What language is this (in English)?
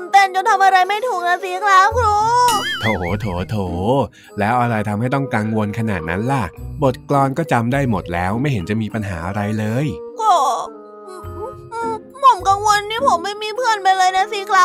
Thai